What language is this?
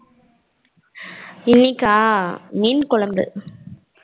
Tamil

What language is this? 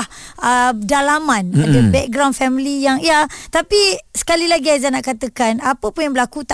Malay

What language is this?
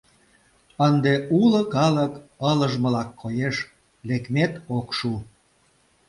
Mari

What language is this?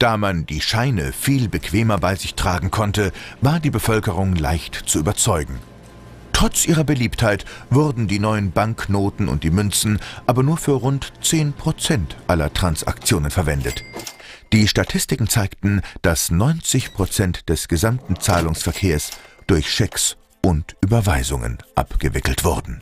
German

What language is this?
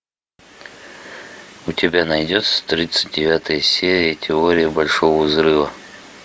Russian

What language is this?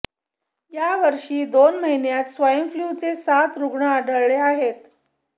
Marathi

